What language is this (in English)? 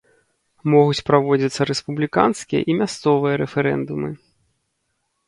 Belarusian